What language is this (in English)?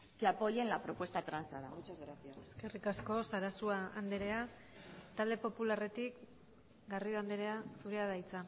Basque